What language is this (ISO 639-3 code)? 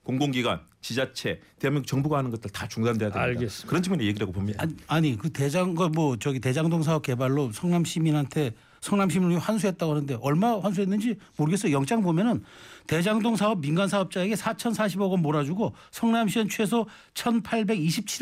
kor